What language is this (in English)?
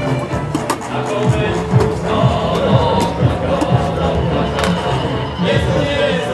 Slovak